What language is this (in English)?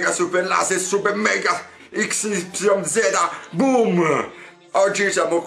Italian